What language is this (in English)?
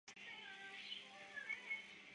Chinese